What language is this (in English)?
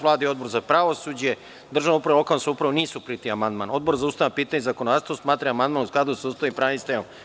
Serbian